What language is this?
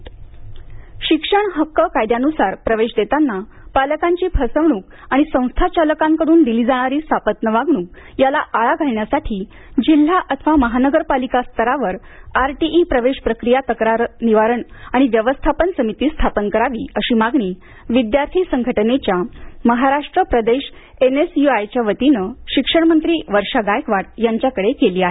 Marathi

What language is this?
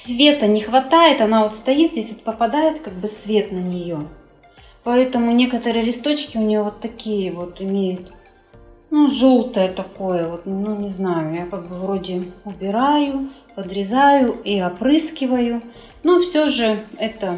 Russian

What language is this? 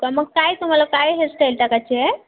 Marathi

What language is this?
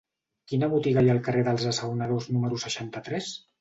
Catalan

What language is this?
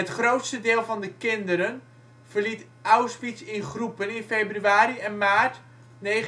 Dutch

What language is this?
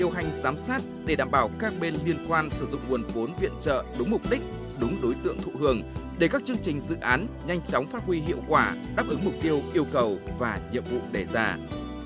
Vietnamese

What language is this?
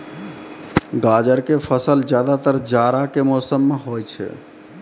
Maithili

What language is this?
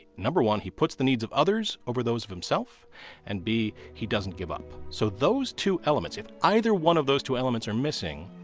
English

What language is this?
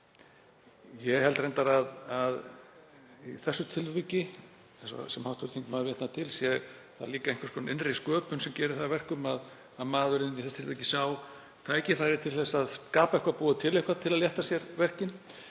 Icelandic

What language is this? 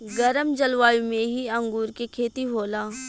Bhojpuri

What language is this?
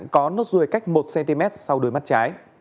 Vietnamese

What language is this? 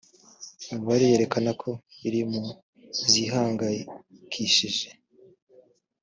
Kinyarwanda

